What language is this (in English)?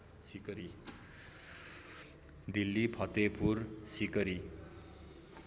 Nepali